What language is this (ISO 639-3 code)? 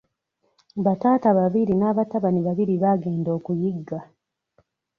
lug